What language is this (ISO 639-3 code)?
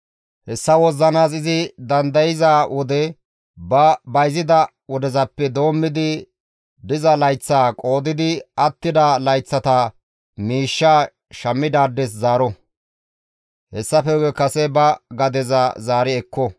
gmv